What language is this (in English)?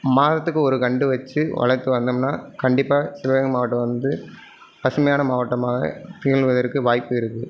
Tamil